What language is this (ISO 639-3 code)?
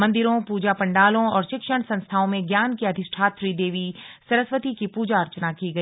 hin